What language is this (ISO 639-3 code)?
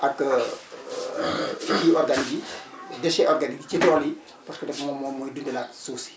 wol